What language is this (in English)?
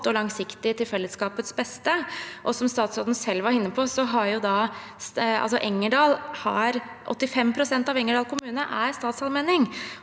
Norwegian